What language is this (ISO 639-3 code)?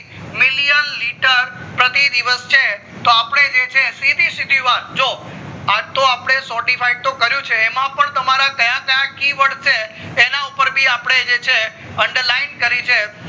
guj